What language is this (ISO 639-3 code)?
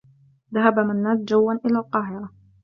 ara